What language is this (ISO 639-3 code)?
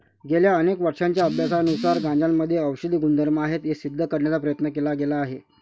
mar